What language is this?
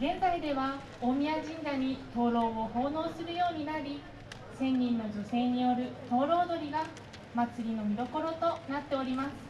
Japanese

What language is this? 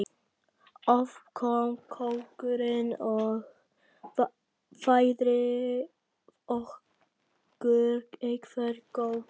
Icelandic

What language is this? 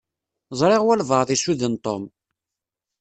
Kabyle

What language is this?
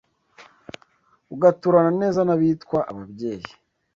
Kinyarwanda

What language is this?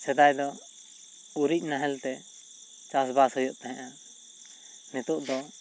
Santali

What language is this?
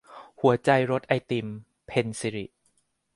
Thai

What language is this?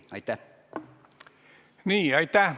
Estonian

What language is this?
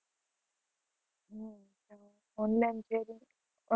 Gujarati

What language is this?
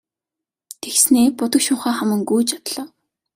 Mongolian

